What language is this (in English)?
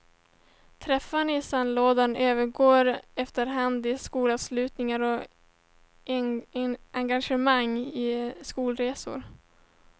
Swedish